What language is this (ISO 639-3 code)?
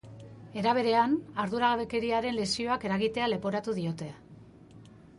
eus